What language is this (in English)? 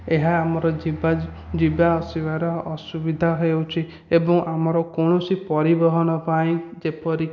Odia